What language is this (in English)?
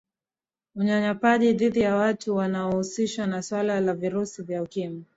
Swahili